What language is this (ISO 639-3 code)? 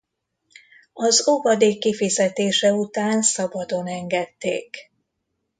hun